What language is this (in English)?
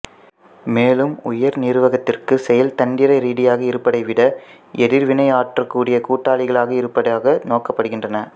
Tamil